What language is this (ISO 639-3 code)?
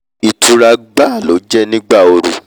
yor